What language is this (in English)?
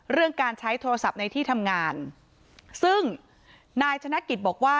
Thai